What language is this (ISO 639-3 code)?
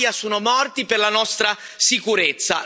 ita